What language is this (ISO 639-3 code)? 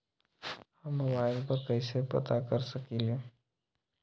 mag